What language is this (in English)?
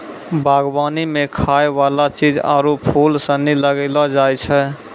Maithili